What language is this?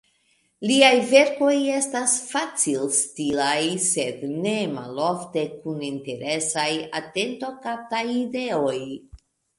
Esperanto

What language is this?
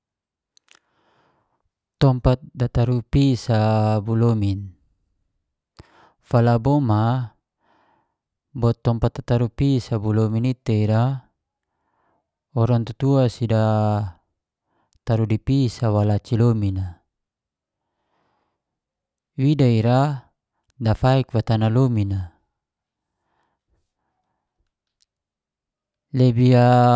Geser-Gorom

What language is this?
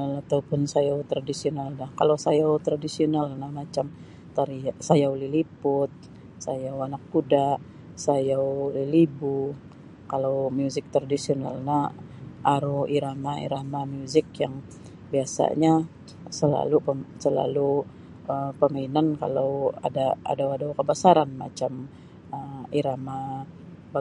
Sabah Bisaya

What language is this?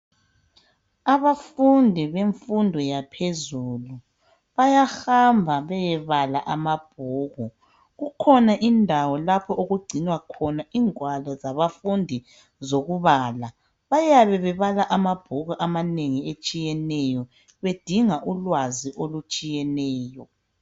North Ndebele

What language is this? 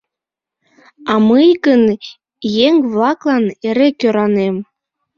Mari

